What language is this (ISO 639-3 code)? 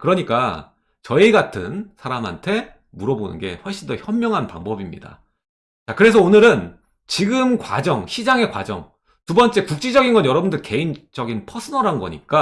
kor